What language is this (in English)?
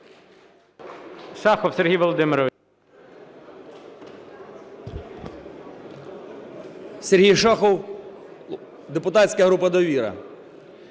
Ukrainian